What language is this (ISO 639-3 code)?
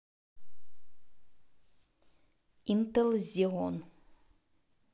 rus